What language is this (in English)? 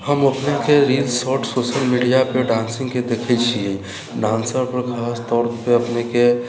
Maithili